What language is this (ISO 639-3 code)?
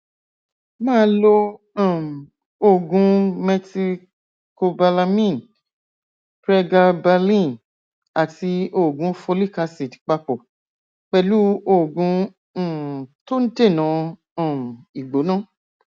yor